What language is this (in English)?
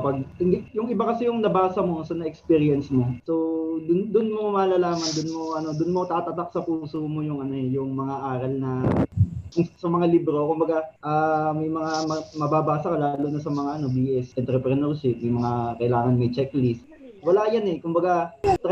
Filipino